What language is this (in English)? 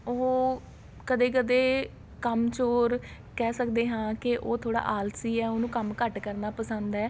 Punjabi